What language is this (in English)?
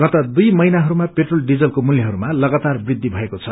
Nepali